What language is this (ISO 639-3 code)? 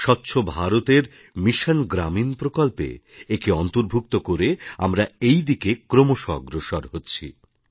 ben